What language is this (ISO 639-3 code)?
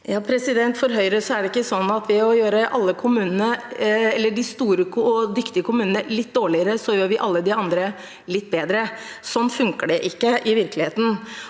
nor